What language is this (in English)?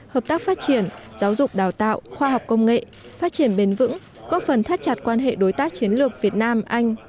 Vietnamese